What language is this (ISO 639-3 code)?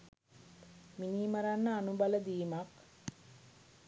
sin